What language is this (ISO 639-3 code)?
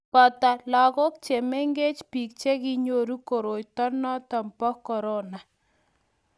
kln